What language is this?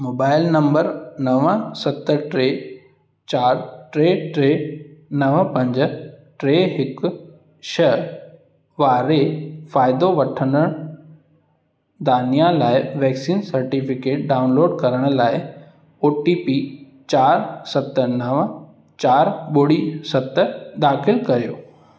Sindhi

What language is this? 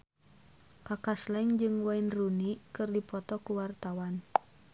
Sundanese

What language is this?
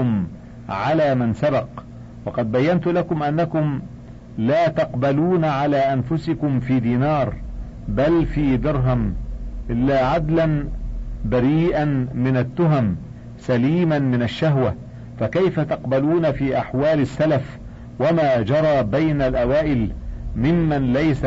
Arabic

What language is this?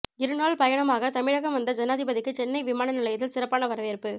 Tamil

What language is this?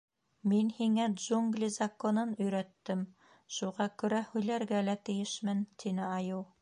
Bashkir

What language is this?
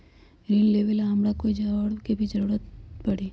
Magahi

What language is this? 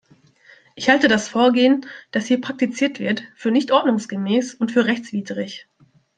German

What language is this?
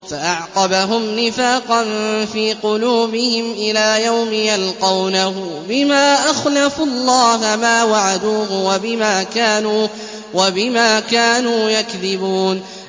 Arabic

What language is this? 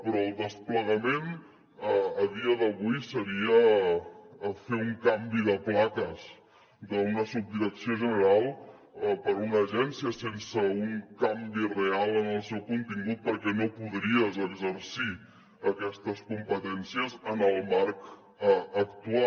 Catalan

